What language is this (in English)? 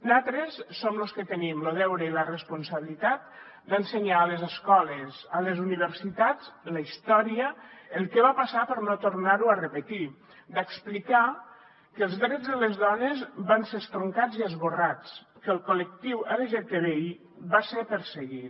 Catalan